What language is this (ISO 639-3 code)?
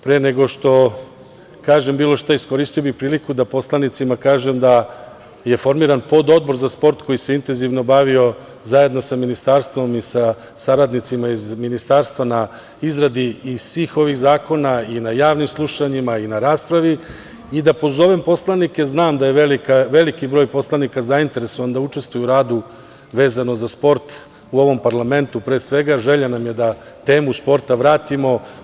srp